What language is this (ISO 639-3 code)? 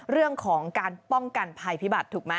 tha